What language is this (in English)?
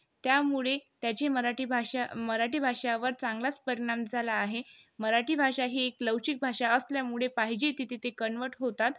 Marathi